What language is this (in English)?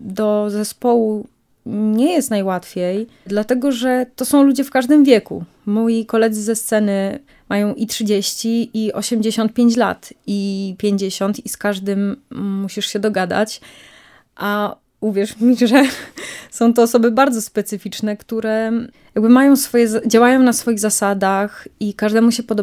Polish